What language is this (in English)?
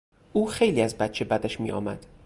Persian